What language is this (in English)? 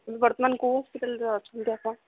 Odia